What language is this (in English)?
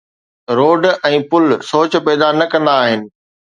Sindhi